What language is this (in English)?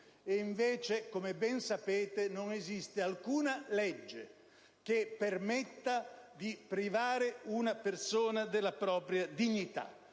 Italian